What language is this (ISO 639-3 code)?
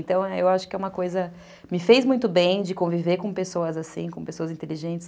por